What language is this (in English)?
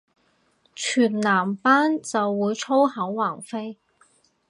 Cantonese